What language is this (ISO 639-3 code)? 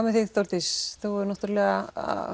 isl